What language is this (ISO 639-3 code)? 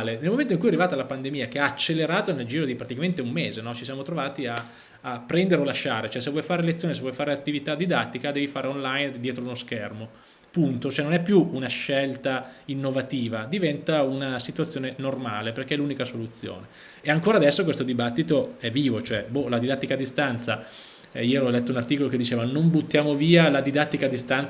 ita